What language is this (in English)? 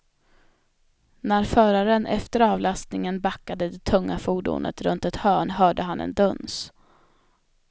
Swedish